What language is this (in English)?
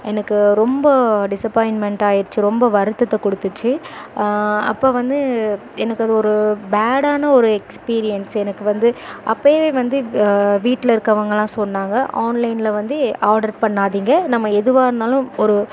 Tamil